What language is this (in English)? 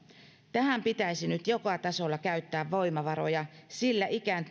Finnish